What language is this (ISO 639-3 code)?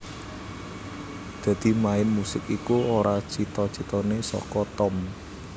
jav